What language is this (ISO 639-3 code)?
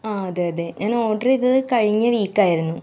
mal